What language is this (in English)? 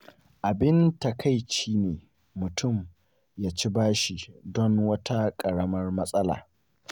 Hausa